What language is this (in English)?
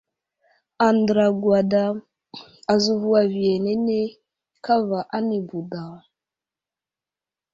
Wuzlam